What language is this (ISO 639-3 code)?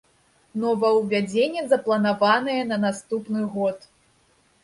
bel